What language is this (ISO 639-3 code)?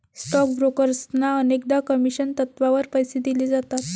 mar